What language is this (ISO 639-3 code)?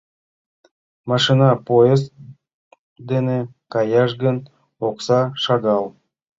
chm